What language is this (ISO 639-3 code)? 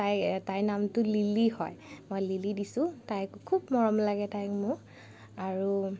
asm